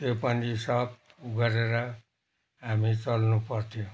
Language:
Nepali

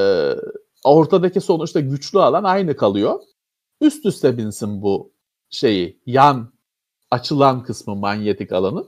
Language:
Turkish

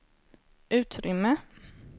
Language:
Swedish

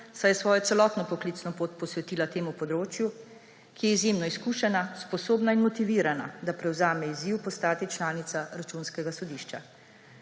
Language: Slovenian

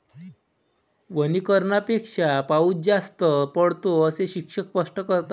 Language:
Marathi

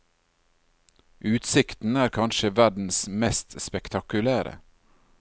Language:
Norwegian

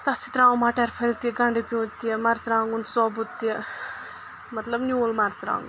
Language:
Kashmiri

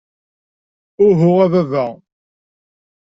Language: Kabyle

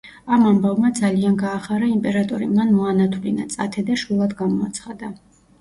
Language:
Georgian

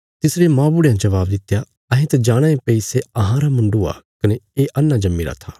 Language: Bilaspuri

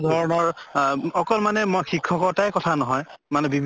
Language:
Assamese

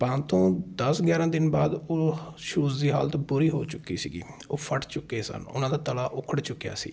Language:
Punjabi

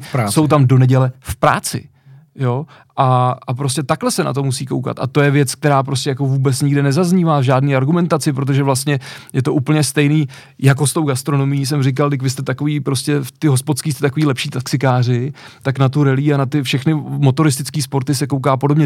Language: Czech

